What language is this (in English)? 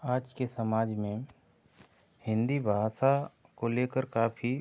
Hindi